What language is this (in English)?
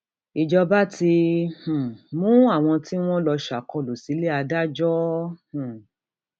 Yoruba